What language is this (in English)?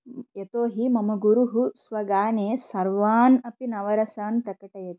Sanskrit